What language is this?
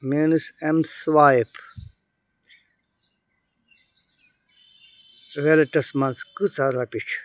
Kashmiri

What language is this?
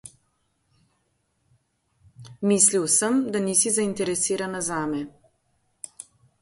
Slovenian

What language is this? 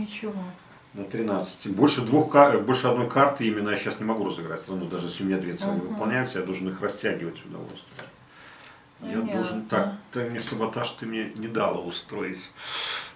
Russian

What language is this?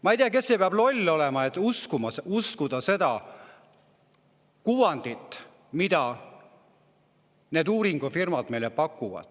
Estonian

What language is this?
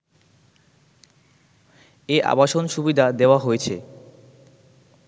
Bangla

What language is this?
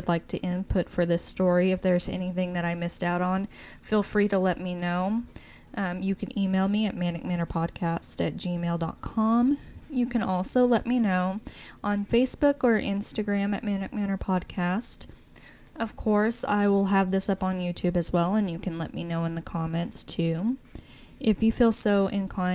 English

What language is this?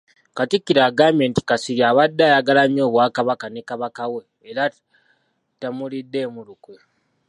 Ganda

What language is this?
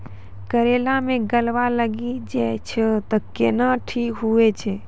Maithili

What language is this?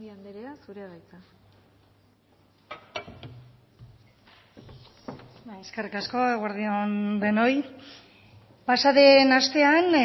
Basque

